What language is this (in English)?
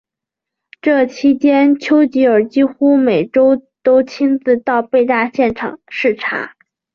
Chinese